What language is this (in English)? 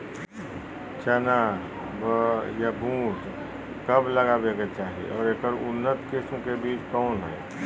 Magahi